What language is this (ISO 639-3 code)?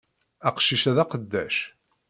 kab